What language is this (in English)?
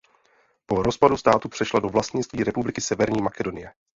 Czech